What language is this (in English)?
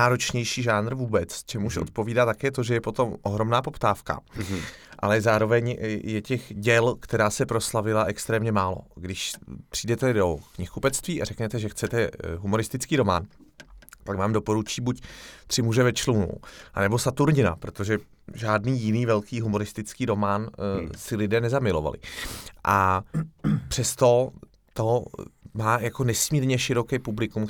Czech